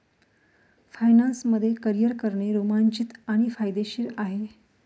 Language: Marathi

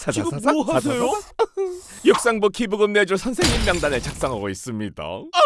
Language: Korean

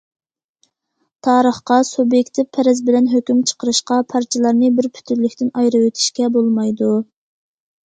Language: Uyghur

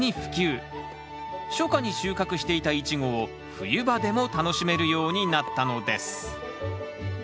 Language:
Japanese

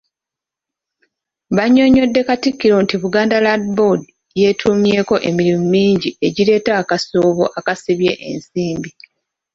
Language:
Ganda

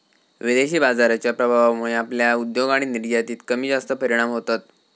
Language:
Marathi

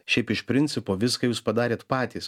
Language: Lithuanian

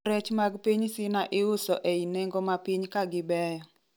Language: Luo (Kenya and Tanzania)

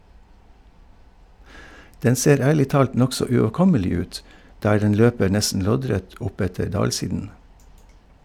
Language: Norwegian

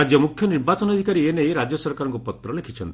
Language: Odia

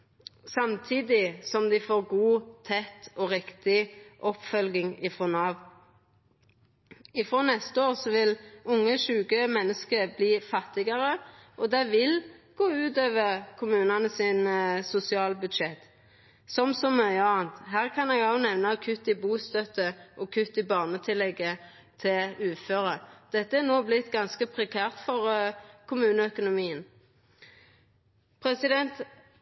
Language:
Norwegian Nynorsk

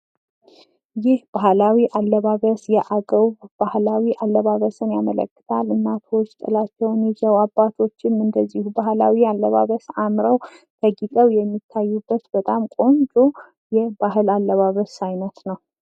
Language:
Amharic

